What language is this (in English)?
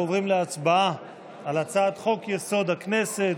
Hebrew